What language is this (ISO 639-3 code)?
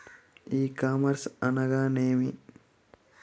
tel